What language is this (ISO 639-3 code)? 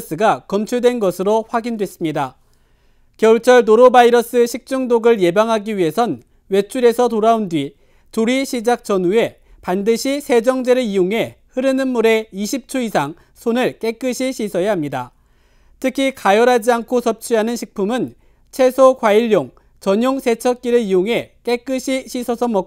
kor